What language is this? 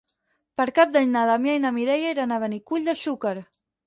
Catalan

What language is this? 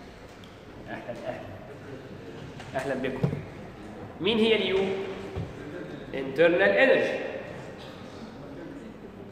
Arabic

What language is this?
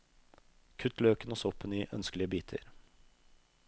Norwegian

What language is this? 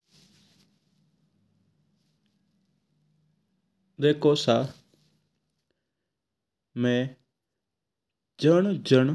Mewari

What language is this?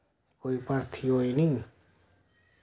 Dogri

